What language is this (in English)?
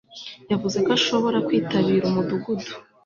Kinyarwanda